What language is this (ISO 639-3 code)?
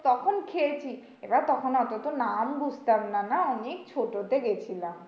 ben